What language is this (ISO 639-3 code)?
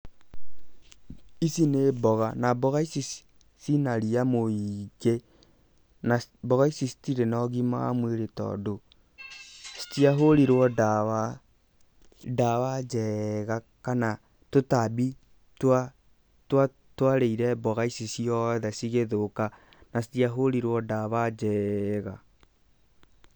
kik